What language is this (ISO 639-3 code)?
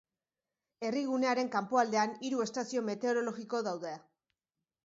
eus